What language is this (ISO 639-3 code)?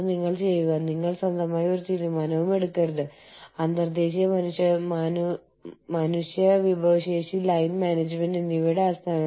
mal